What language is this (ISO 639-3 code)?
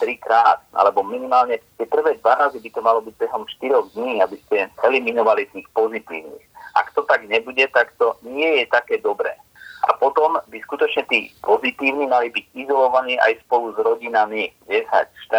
slk